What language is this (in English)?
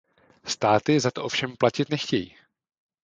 Czech